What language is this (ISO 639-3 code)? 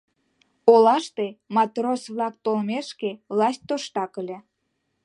chm